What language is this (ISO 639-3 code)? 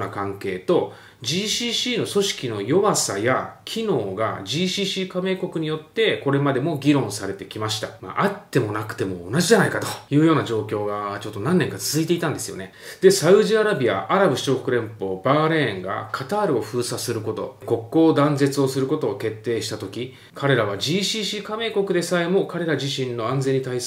jpn